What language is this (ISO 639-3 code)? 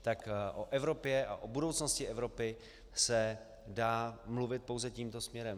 ces